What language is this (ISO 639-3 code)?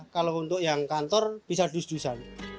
ind